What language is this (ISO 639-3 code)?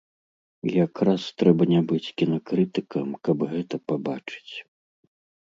bel